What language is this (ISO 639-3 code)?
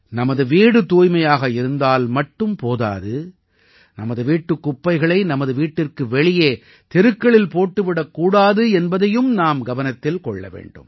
tam